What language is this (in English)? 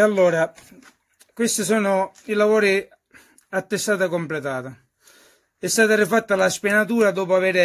Italian